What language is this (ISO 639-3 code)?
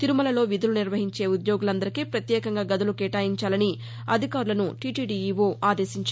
tel